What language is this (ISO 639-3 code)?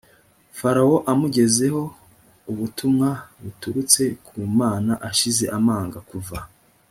kin